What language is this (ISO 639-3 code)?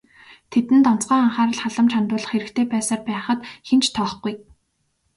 mon